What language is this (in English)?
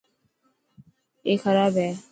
Dhatki